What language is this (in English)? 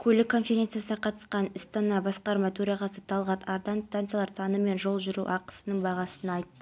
Kazakh